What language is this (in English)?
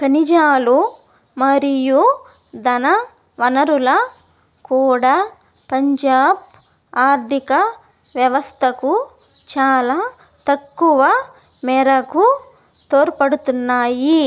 Telugu